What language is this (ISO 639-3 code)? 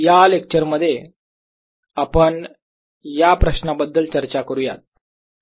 mar